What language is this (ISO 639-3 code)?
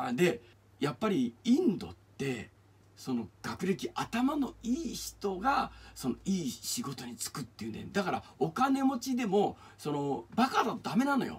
jpn